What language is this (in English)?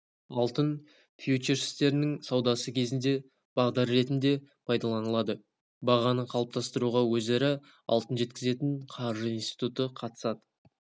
Kazakh